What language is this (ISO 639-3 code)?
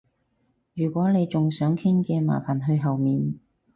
yue